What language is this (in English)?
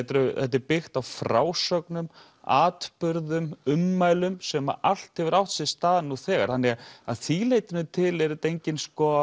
Icelandic